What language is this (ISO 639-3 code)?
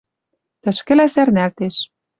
mrj